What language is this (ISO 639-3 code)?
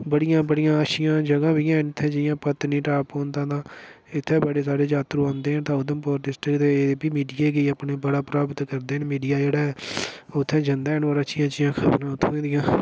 doi